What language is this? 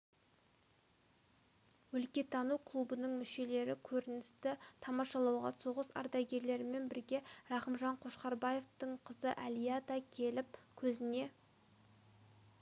Kazakh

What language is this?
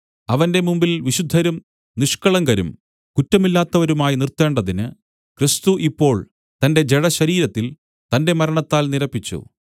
Malayalam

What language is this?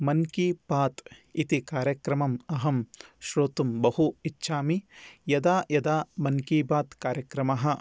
Sanskrit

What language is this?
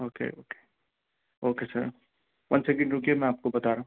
Urdu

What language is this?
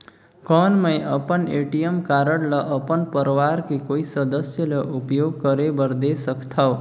Chhattisgarhi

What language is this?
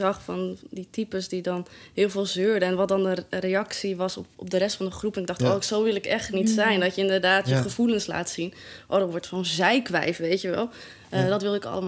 Dutch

